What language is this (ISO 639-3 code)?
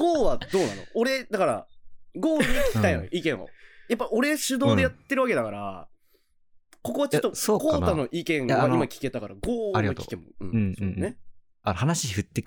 jpn